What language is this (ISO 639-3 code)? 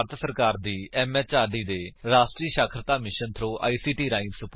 pan